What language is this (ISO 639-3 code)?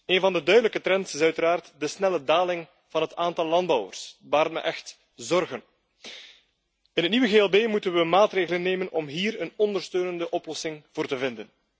nld